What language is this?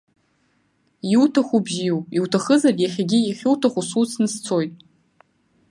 Abkhazian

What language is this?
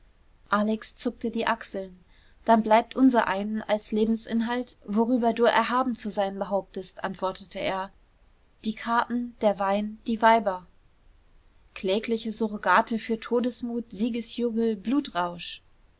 German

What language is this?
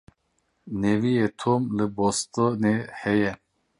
Kurdish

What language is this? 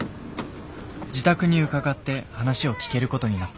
Japanese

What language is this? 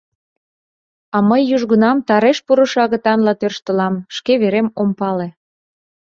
Mari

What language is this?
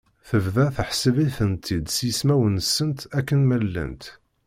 Kabyle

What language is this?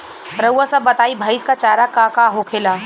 Bhojpuri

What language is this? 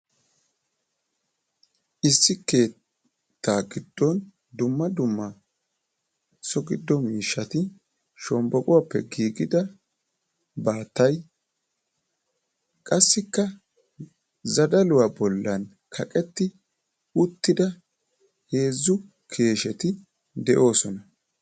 Wolaytta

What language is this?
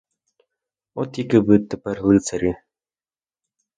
Ukrainian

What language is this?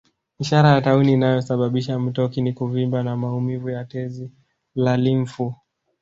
Swahili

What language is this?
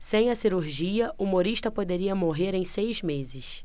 Portuguese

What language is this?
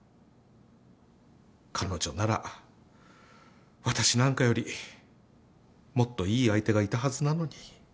Japanese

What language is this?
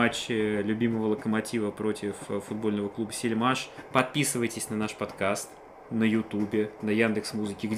Russian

